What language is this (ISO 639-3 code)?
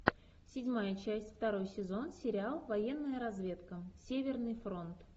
rus